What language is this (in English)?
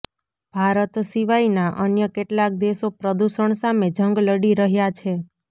Gujarati